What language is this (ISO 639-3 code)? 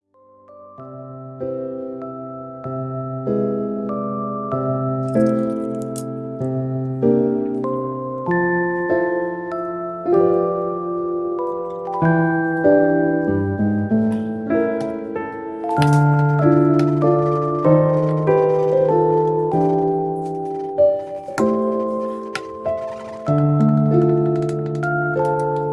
kor